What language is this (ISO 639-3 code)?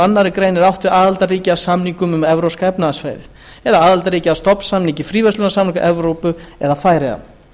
isl